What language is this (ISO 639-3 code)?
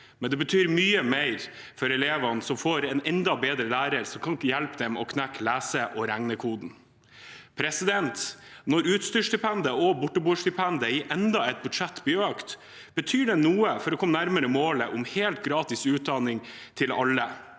nor